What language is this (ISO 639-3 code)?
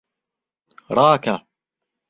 ckb